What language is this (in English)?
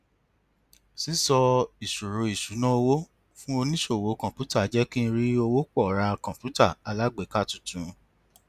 Yoruba